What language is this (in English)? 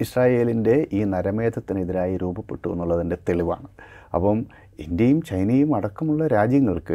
Malayalam